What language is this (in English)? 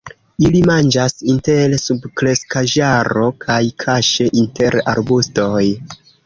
Esperanto